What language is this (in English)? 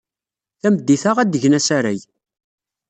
Kabyle